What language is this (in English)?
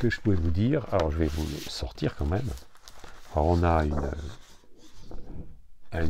French